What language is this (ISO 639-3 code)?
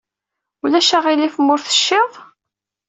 kab